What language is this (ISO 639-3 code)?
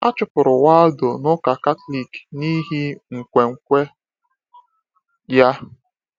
ibo